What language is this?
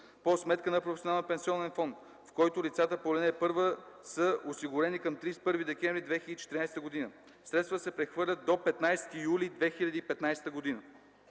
Bulgarian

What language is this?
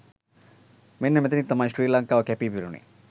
Sinhala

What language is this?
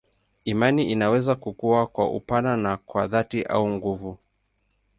Swahili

